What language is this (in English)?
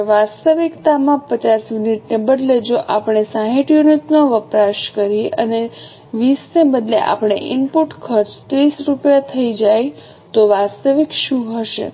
Gujarati